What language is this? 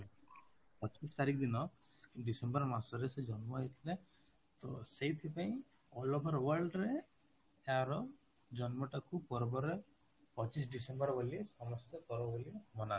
Odia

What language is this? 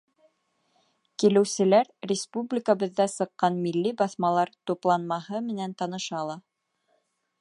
Bashkir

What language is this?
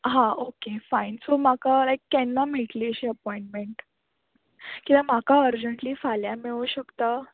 Konkani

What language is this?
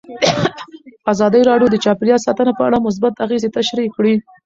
Pashto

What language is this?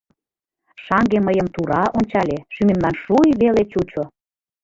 Mari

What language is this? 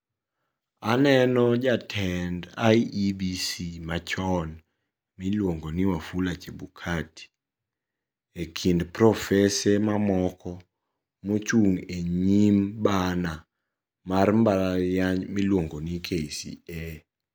Luo (Kenya and Tanzania)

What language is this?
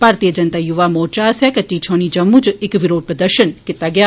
Dogri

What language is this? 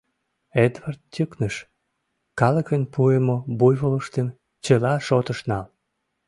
Mari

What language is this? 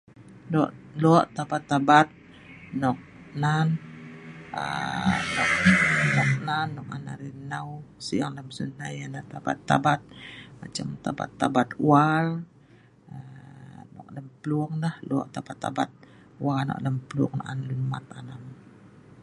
Sa'ban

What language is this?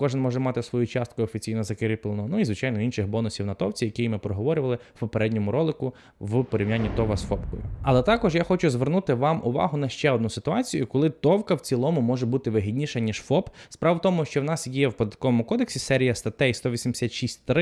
Ukrainian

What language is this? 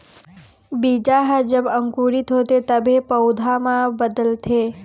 Chhattisgarhi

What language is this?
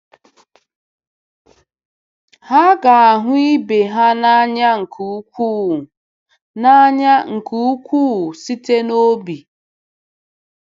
Igbo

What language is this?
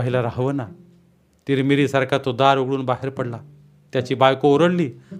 Marathi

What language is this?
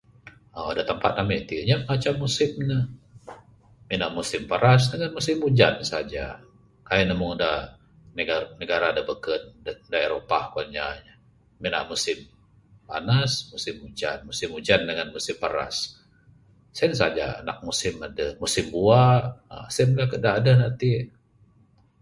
Bukar-Sadung Bidayuh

